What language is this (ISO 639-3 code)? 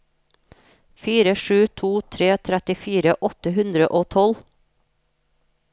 nor